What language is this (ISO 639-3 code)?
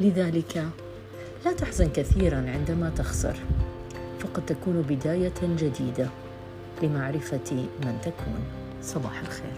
ara